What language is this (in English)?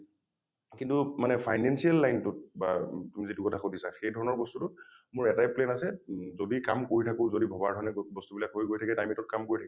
Assamese